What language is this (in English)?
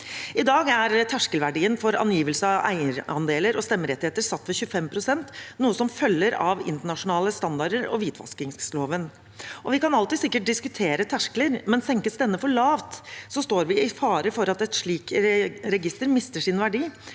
Norwegian